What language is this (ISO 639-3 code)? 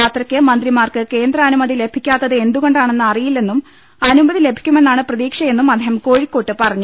mal